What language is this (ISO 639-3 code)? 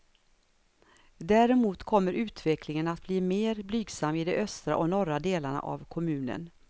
swe